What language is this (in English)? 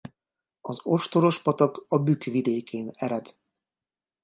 Hungarian